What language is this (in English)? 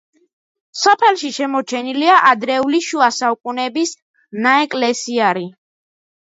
Georgian